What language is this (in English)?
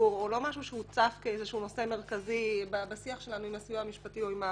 Hebrew